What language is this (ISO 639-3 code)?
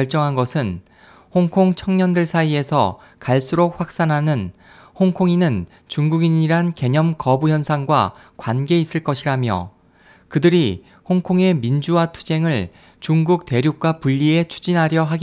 kor